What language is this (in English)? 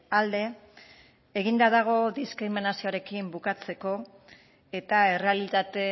Basque